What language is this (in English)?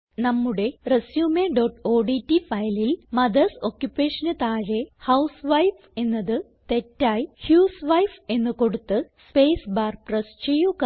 Malayalam